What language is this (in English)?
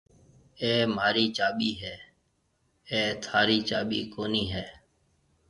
Marwari (Pakistan)